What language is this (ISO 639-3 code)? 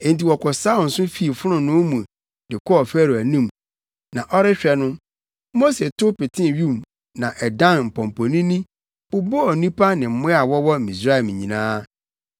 aka